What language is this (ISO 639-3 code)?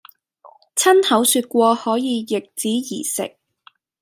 yue